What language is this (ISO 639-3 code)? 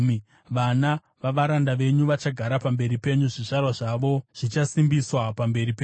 sna